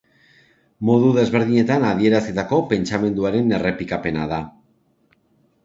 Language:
Basque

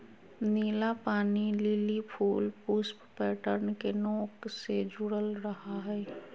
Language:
Magahi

